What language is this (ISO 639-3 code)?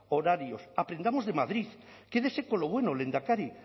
spa